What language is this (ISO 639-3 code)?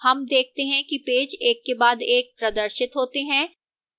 hin